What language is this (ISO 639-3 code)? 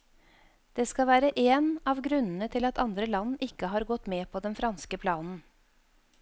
nor